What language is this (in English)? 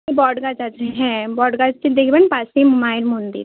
Bangla